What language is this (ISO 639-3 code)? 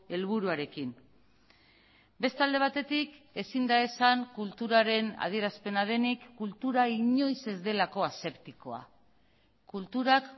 eus